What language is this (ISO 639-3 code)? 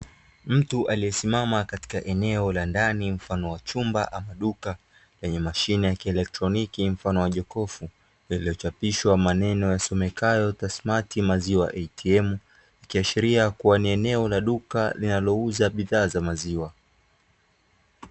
swa